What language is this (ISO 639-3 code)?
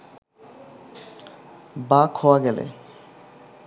ben